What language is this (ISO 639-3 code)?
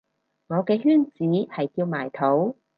yue